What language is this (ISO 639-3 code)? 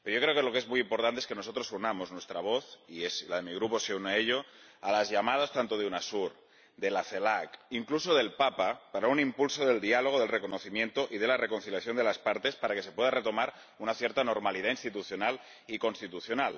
spa